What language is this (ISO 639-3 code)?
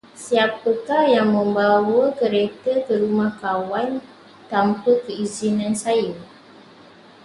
msa